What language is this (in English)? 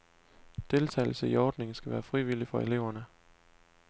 Danish